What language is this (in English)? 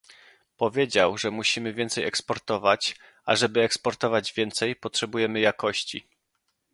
Polish